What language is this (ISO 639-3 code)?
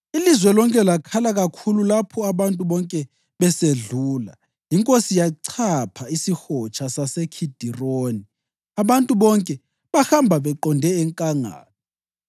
nde